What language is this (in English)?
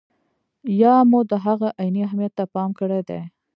Pashto